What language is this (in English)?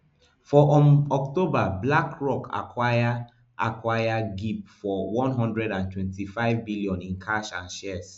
Nigerian Pidgin